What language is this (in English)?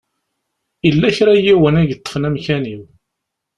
Kabyle